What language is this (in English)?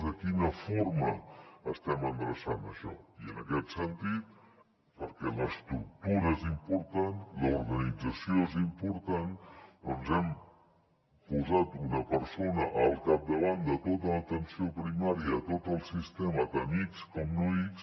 Catalan